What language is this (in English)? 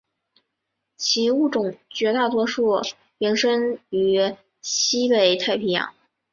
Chinese